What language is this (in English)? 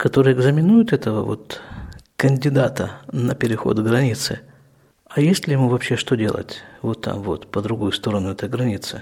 Russian